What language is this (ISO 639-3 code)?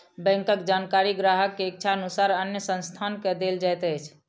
mai